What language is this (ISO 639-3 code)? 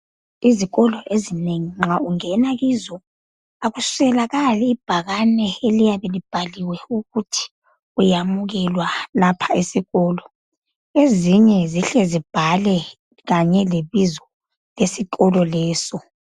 nde